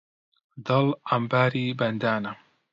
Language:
Central Kurdish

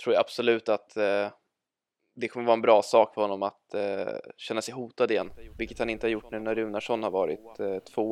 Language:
Swedish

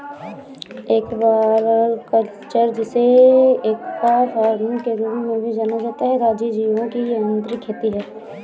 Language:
Hindi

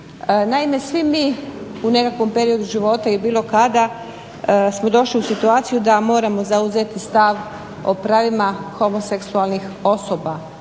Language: Croatian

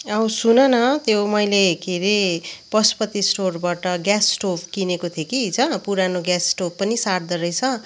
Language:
Nepali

